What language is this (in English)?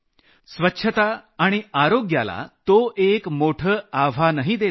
Marathi